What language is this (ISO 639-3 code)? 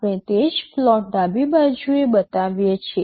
guj